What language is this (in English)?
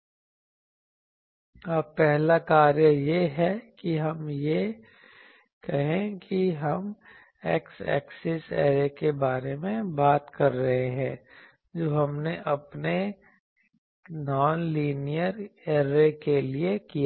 Hindi